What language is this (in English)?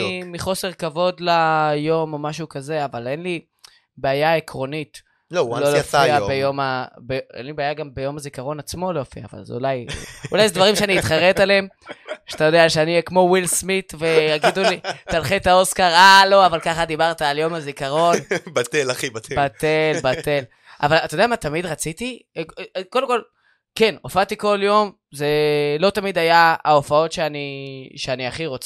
Hebrew